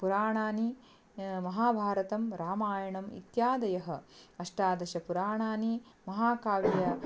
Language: Sanskrit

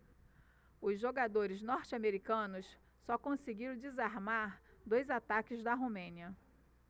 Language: Portuguese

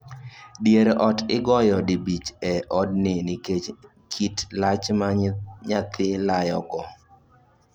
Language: Luo (Kenya and Tanzania)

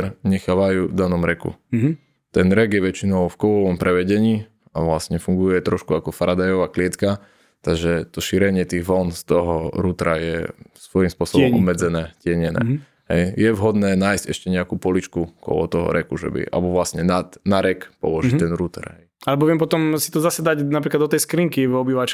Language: Slovak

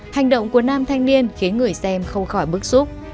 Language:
Vietnamese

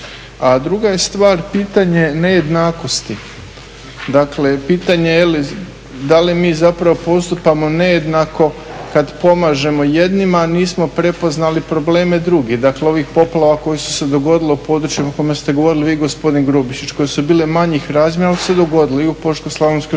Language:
Croatian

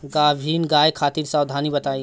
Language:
Bhojpuri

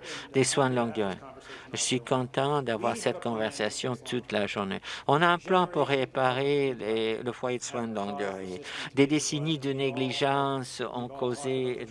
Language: French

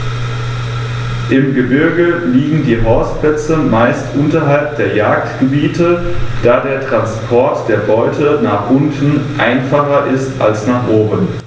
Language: German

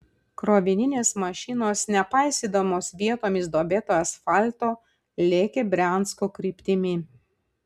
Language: Lithuanian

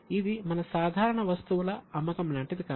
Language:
Telugu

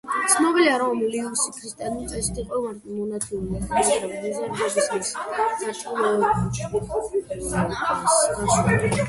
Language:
Georgian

